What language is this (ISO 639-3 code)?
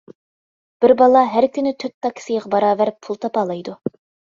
uig